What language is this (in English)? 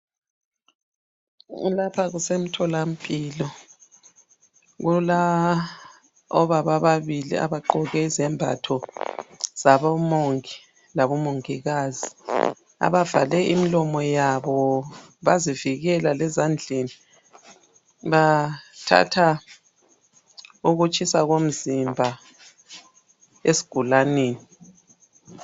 North Ndebele